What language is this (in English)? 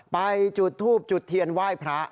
Thai